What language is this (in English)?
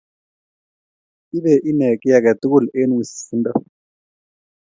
Kalenjin